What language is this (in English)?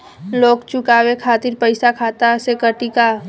Bhojpuri